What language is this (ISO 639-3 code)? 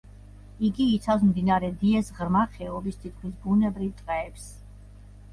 kat